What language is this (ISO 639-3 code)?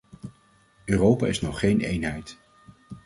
nld